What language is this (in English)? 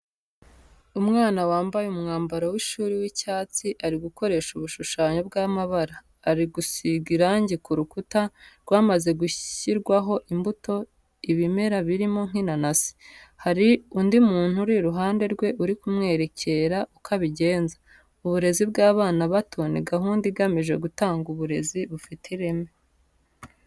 Kinyarwanda